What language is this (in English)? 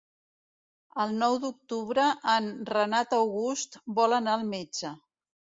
Catalan